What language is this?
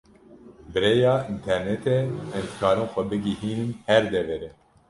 Kurdish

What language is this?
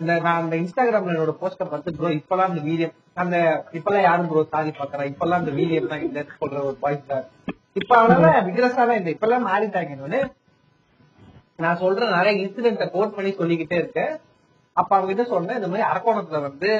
Tamil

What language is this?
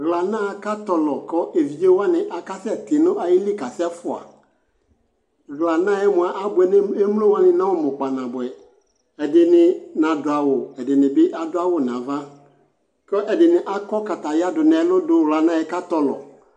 Ikposo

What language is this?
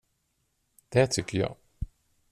Swedish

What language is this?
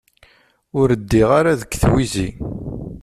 Kabyle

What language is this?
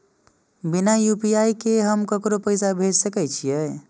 Maithili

